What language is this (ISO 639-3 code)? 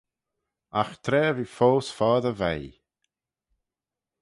glv